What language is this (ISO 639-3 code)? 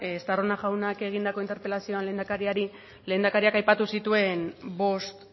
eus